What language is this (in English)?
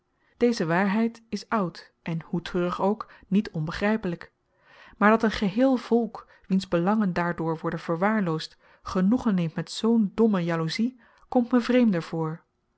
Dutch